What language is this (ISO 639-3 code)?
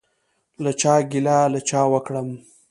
pus